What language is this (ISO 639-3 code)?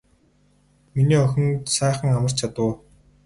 mon